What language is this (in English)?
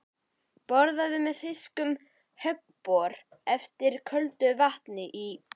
Icelandic